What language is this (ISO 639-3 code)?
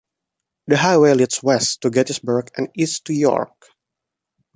eng